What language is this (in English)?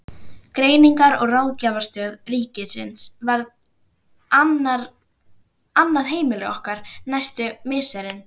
Icelandic